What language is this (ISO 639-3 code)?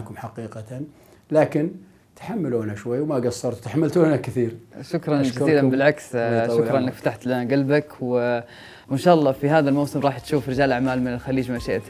ara